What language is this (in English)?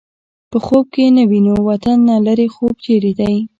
Pashto